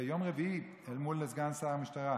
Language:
Hebrew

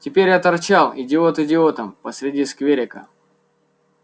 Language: Russian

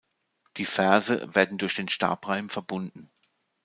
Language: German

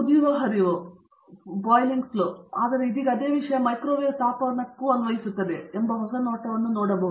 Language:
Kannada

